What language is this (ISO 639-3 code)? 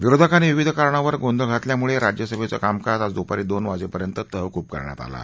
mar